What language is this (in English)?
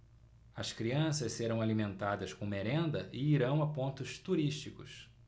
Portuguese